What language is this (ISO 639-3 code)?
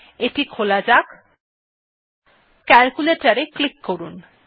ben